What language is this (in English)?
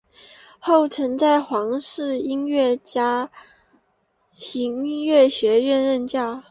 Chinese